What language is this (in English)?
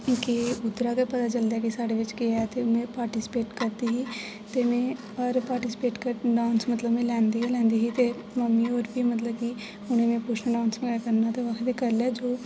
Dogri